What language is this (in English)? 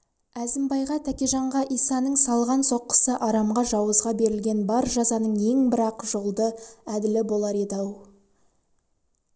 Kazakh